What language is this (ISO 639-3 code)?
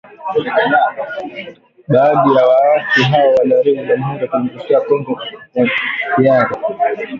swa